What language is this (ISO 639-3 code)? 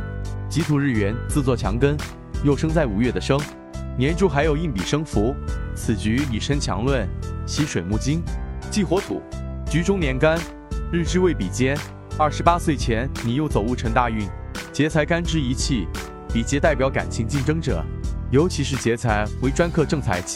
zho